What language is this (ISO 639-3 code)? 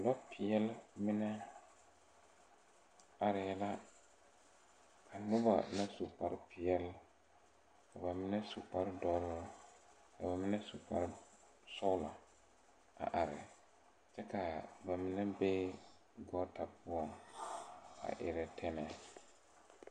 dga